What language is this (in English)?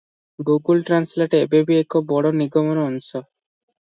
Odia